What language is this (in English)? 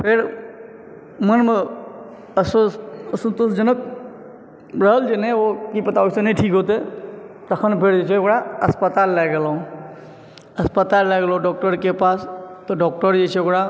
Maithili